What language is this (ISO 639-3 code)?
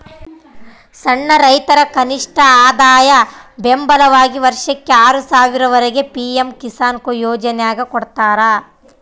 kan